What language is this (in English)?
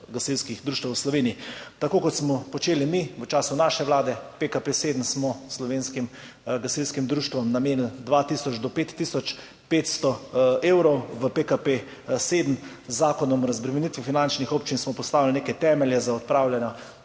Slovenian